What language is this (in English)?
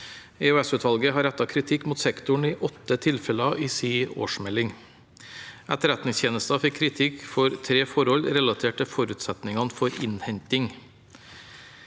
Norwegian